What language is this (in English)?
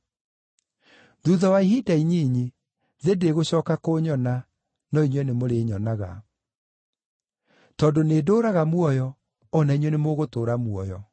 Kikuyu